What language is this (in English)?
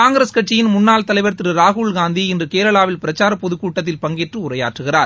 Tamil